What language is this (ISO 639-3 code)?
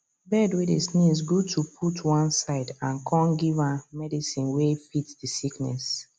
pcm